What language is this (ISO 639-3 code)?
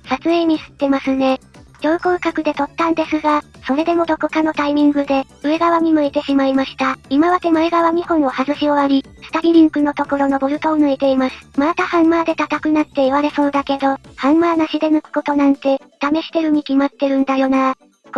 jpn